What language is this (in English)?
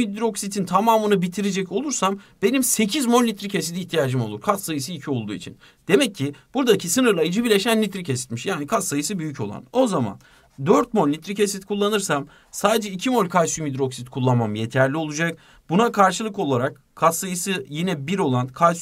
Turkish